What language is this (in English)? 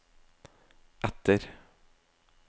Norwegian